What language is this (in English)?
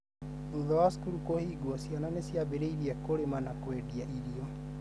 Kikuyu